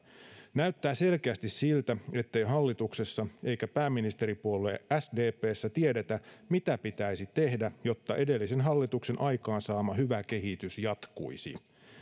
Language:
Finnish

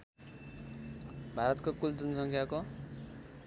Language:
Nepali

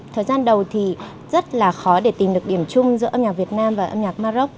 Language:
Vietnamese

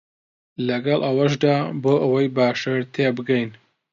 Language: Central Kurdish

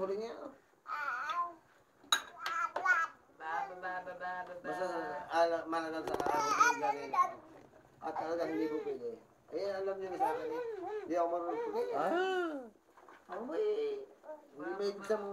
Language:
Filipino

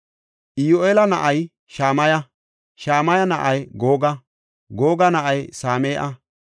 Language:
Gofa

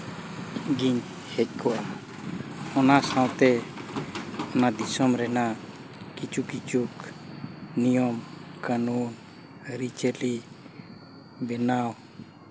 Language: Santali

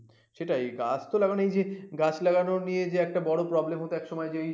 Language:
Bangla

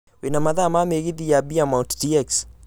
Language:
Kikuyu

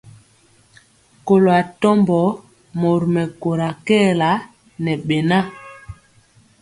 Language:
Mpiemo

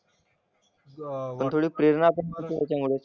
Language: Marathi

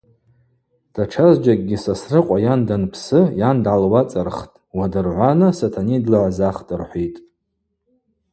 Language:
Abaza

